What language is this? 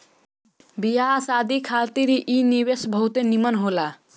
Bhojpuri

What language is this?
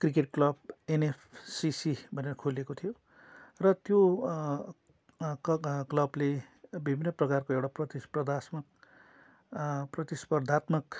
Nepali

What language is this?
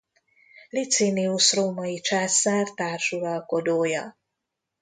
Hungarian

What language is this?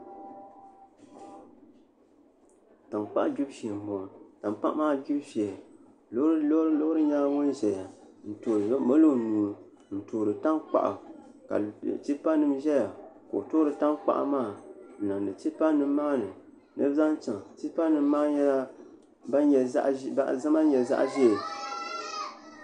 Dagbani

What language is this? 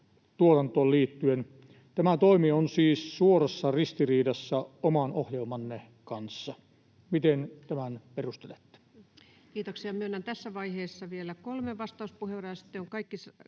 Finnish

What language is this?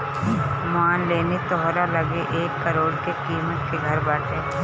Bhojpuri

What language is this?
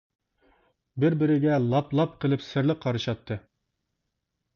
Uyghur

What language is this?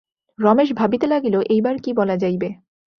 Bangla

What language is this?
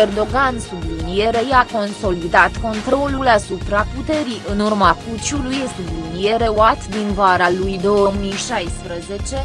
Romanian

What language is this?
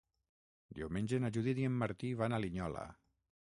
Catalan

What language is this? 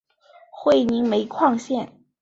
Chinese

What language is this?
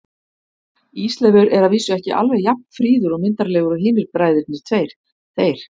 Icelandic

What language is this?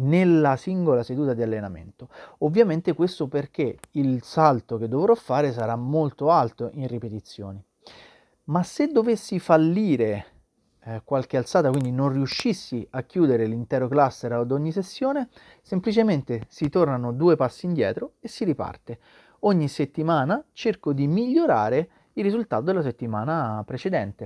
Italian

